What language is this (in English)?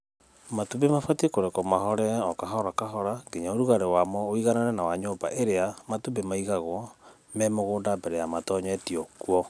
Kikuyu